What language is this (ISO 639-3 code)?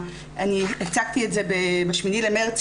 heb